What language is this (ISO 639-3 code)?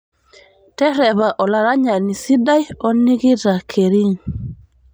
mas